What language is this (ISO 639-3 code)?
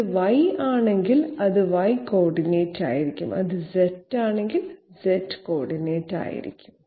mal